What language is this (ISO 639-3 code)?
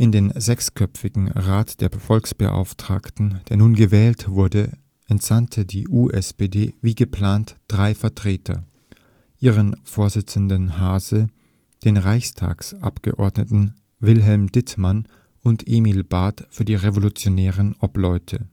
deu